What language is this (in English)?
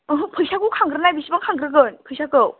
Bodo